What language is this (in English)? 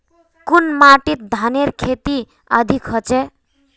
Magahi